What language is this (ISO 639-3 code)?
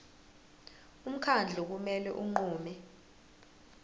zul